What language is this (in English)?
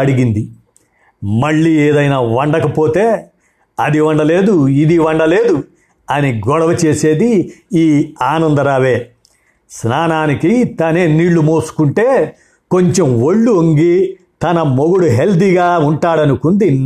Telugu